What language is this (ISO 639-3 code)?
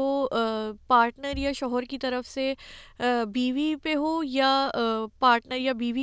urd